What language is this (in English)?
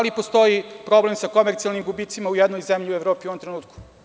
Serbian